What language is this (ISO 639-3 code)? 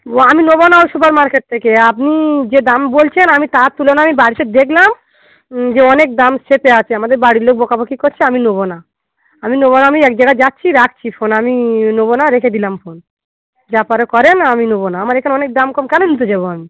ben